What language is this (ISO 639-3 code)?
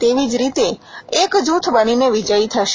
guj